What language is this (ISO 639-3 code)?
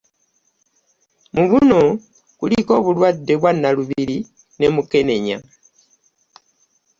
lug